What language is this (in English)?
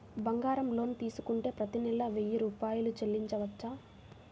Telugu